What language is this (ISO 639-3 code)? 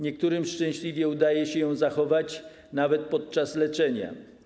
pol